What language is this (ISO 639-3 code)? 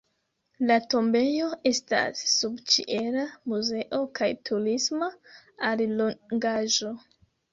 epo